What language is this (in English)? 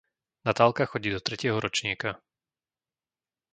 Slovak